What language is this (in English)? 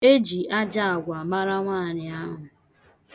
Igbo